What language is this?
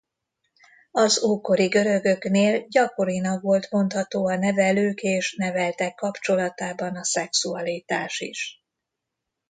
Hungarian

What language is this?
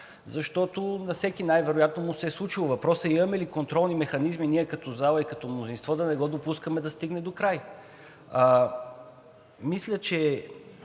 Bulgarian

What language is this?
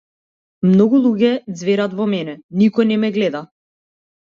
Macedonian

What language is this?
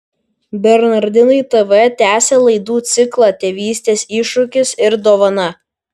Lithuanian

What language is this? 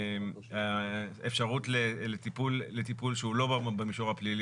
Hebrew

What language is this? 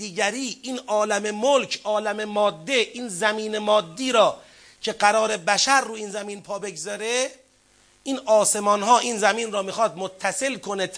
Persian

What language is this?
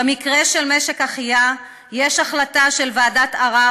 Hebrew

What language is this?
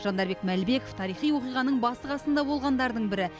Kazakh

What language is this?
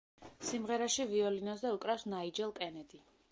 Georgian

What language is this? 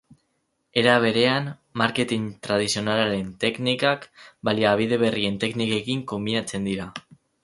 Basque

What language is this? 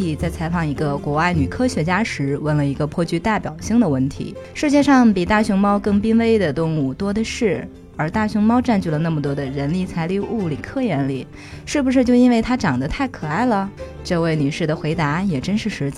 Chinese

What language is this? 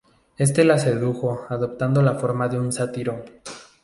Spanish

